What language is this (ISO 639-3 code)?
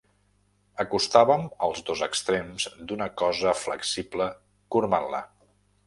cat